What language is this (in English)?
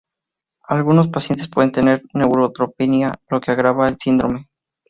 Spanish